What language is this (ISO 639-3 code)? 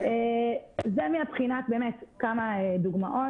heb